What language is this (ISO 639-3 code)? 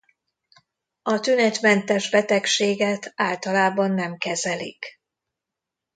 hun